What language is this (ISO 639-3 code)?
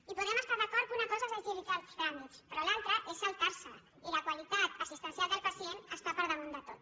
cat